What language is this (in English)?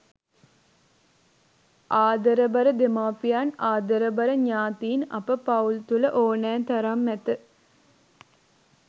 Sinhala